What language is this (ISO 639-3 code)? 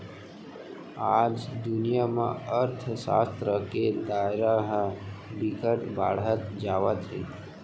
hne